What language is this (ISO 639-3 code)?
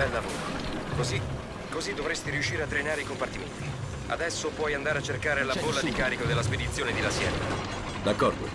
ita